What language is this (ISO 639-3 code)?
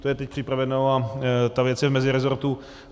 ces